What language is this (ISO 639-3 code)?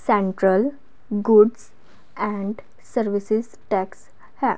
pan